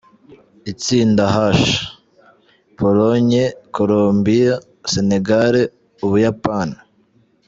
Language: Kinyarwanda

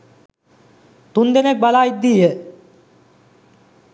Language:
Sinhala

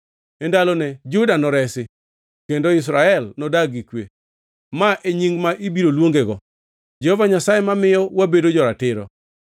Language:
Luo (Kenya and Tanzania)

